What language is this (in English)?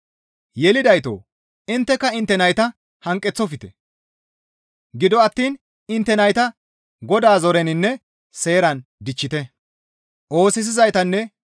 Gamo